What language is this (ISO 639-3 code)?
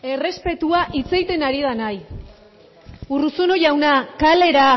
eus